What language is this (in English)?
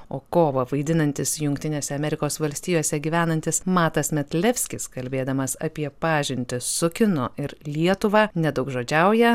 Lithuanian